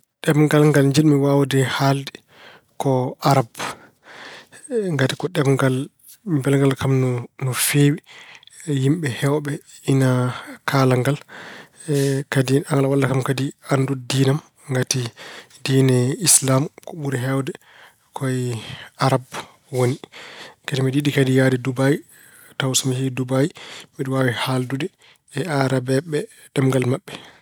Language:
Fula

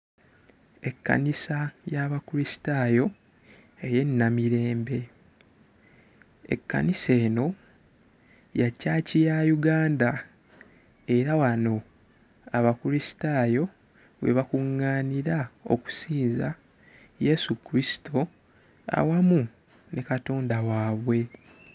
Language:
Ganda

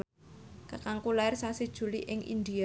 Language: Javanese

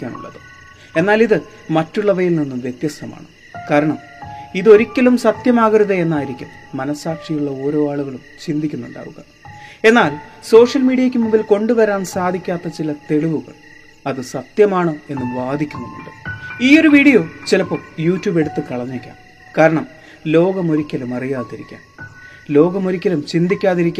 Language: Malayalam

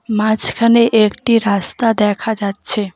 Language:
Bangla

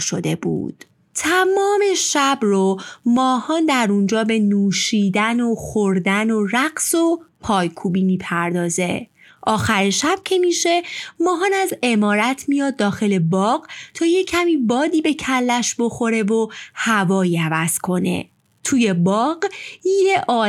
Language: Persian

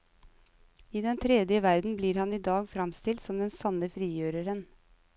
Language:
Norwegian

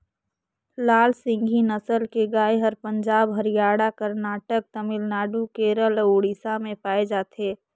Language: Chhattisgarhi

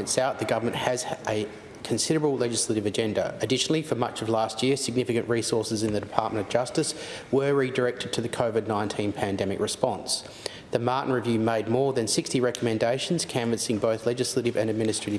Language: English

